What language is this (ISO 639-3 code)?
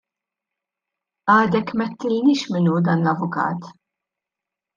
mlt